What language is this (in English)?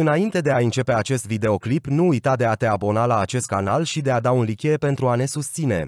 Romanian